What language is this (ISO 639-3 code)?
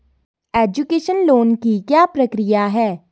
hin